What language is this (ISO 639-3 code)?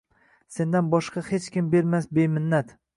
uzb